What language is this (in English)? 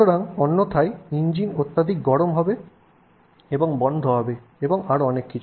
Bangla